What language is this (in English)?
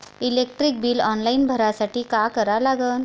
Marathi